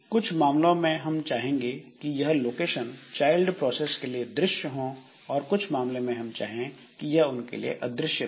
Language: Hindi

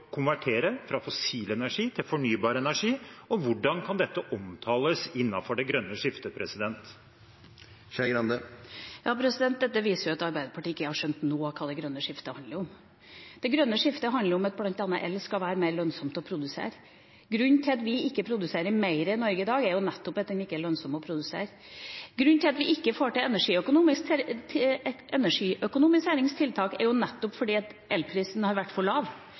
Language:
Norwegian Bokmål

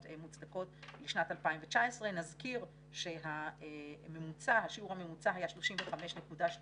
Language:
Hebrew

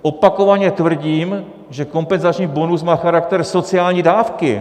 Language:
Czech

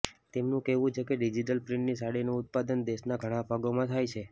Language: Gujarati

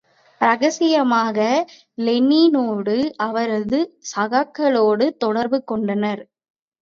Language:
Tamil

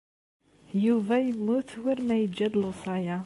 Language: Kabyle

